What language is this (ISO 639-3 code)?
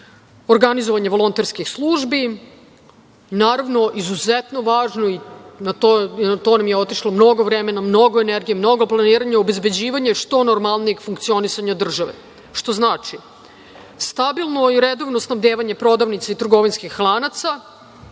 srp